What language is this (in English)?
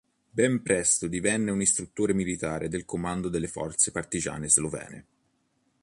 Italian